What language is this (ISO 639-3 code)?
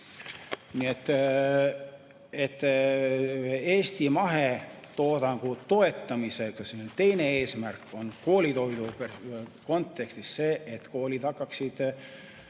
est